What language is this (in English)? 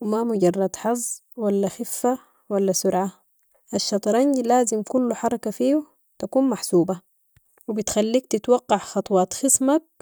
Sudanese Arabic